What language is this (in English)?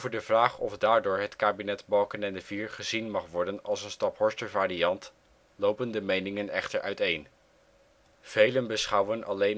Dutch